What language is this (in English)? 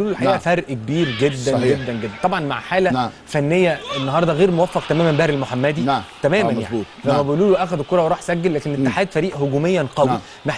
Arabic